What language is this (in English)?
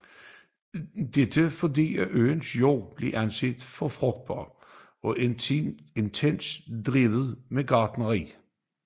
Danish